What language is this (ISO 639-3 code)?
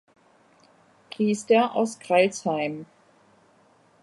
deu